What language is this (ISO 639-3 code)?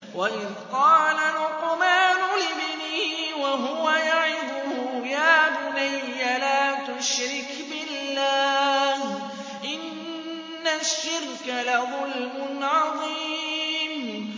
ara